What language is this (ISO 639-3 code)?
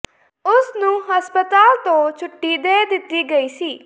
pan